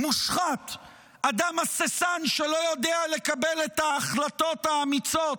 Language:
Hebrew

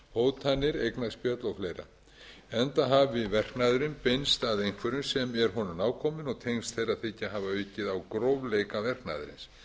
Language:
Icelandic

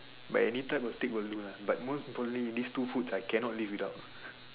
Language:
English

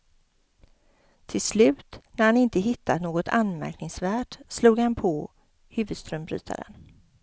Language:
Swedish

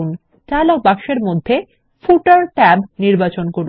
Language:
Bangla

